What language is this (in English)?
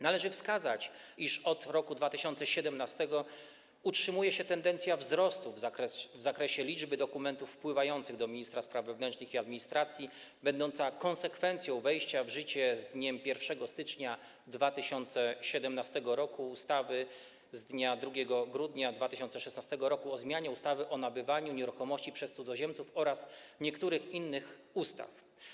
Polish